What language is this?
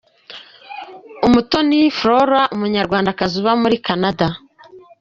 Kinyarwanda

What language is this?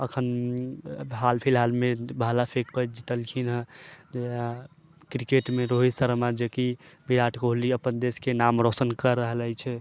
Maithili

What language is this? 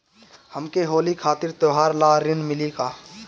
Bhojpuri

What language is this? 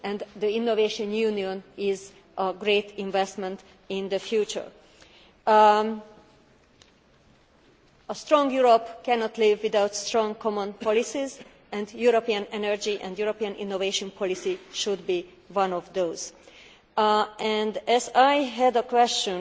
English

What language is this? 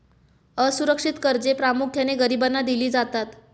Marathi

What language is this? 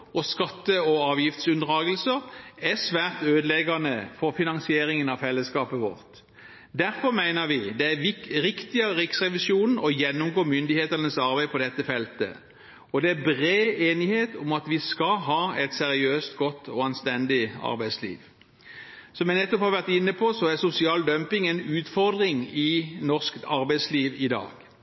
Norwegian Bokmål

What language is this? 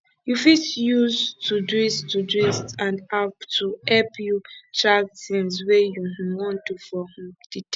Nigerian Pidgin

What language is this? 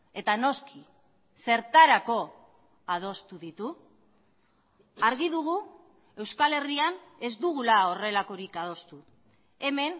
Basque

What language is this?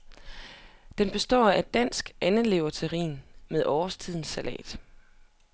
Danish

